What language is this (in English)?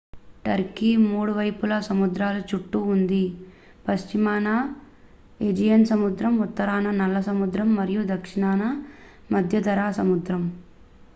Telugu